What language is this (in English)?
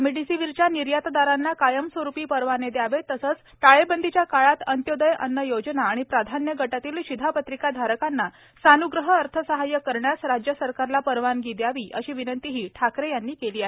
Marathi